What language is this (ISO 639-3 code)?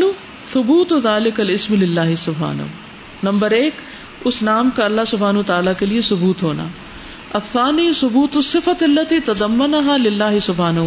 urd